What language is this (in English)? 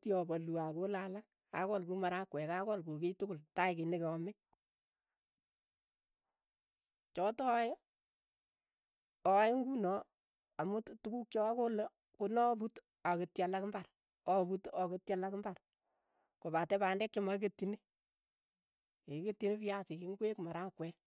Keiyo